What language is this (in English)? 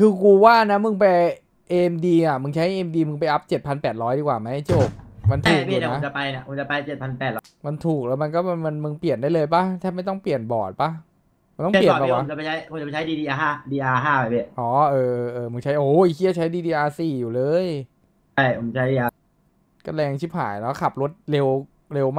Thai